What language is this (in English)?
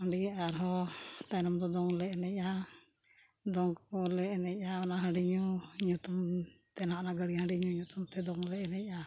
Santali